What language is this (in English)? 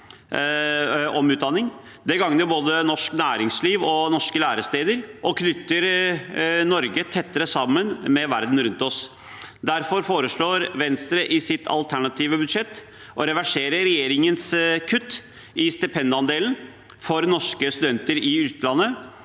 Norwegian